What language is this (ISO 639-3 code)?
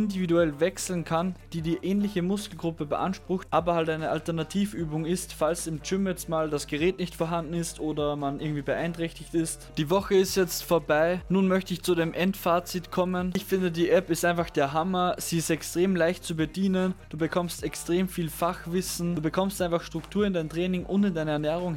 deu